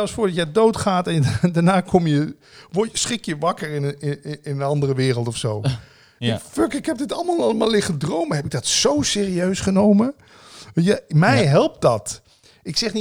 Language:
Dutch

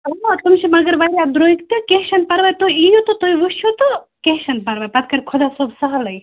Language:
Kashmiri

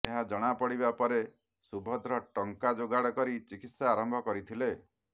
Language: Odia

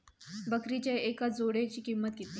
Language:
Marathi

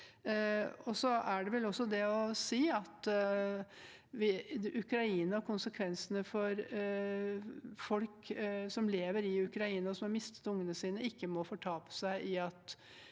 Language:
Norwegian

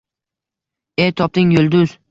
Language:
Uzbek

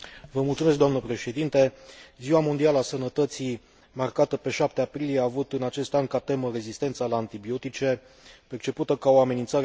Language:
Romanian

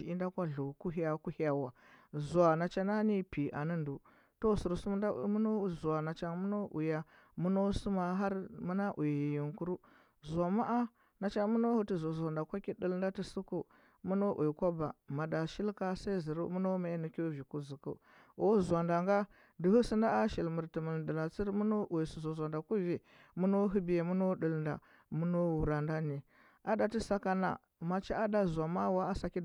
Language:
Huba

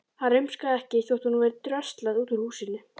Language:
Icelandic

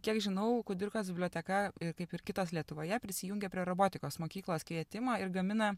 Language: Lithuanian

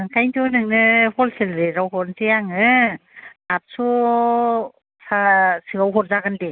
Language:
Bodo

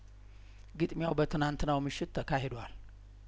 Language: Amharic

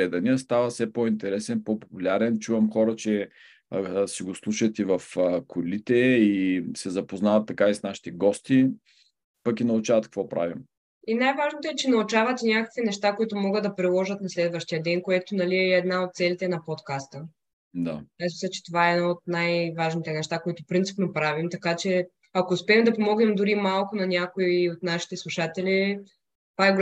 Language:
Bulgarian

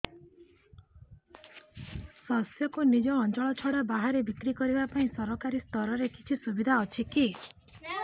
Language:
Odia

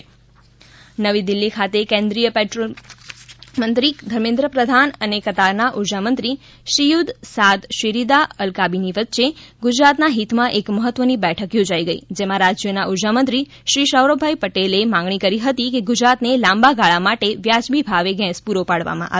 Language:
Gujarati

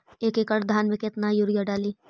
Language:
Magahi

